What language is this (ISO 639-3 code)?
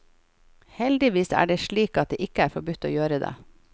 nor